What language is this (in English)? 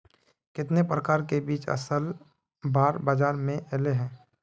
Magahi